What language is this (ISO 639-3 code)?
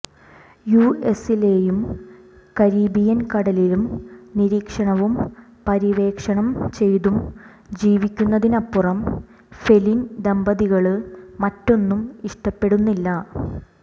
mal